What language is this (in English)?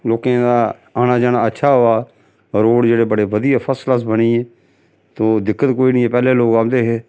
Dogri